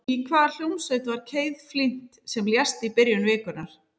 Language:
Icelandic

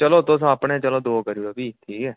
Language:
Dogri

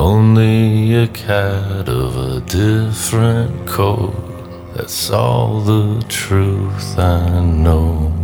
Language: Bulgarian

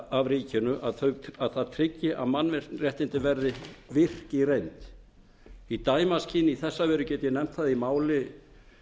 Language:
Icelandic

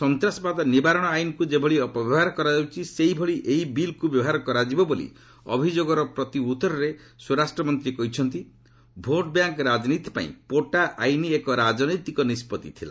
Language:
Odia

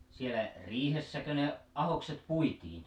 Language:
Finnish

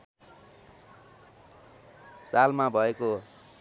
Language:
Nepali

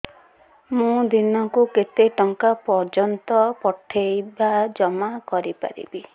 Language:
Odia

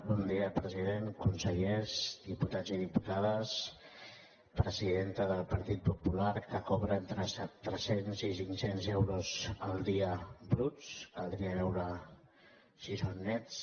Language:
Catalan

